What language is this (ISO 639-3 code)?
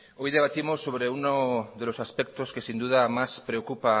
spa